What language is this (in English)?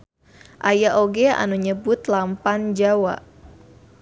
Sundanese